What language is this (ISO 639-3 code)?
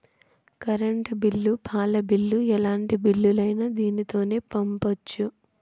tel